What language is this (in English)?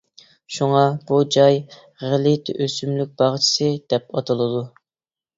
Uyghur